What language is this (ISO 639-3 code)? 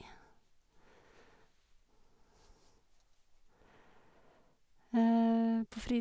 nor